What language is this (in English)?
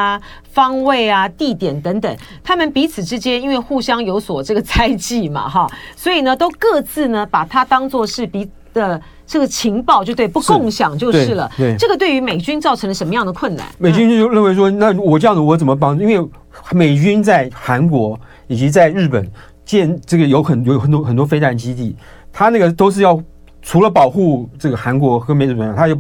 Chinese